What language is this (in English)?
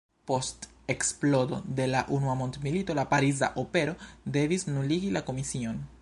Esperanto